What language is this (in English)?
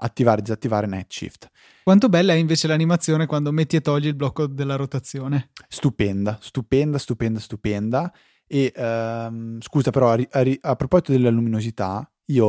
Italian